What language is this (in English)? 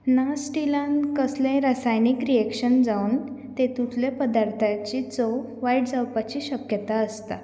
Konkani